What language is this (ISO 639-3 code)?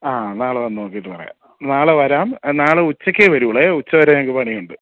mal